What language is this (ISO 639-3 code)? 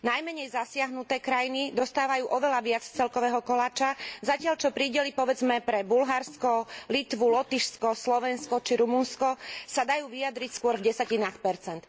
slk